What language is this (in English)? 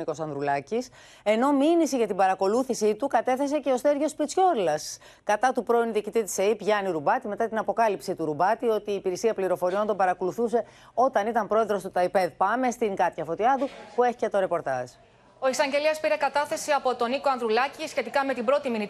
Greek